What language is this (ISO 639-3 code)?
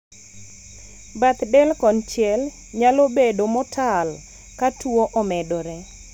luo